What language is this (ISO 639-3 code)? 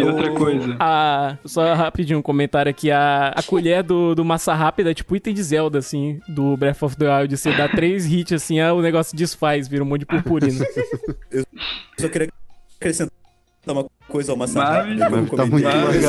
por